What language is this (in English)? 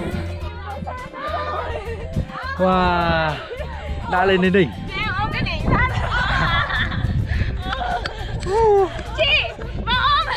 Vietnamese